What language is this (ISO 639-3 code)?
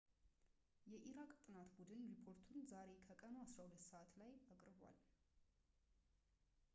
amh